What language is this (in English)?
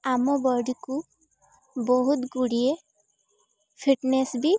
Odia